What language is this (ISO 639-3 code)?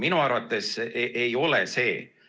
est